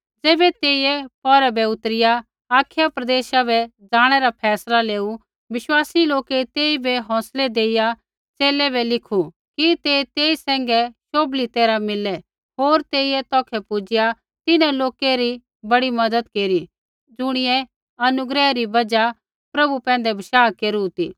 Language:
Kullu Pahari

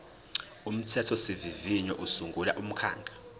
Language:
Zulu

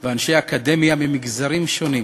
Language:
Hebrew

